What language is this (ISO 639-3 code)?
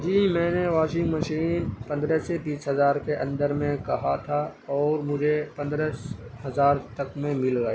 urd